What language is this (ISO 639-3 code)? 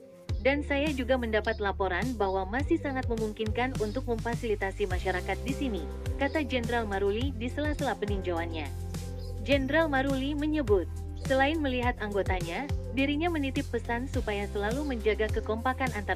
ind